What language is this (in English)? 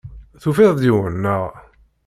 Kabyle